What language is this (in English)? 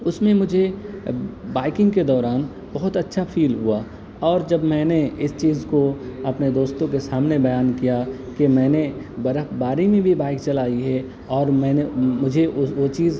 Urdu